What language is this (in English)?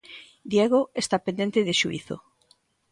Galician